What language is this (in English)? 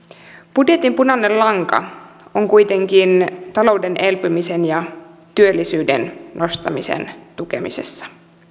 Finnish